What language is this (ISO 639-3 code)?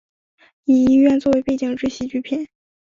zho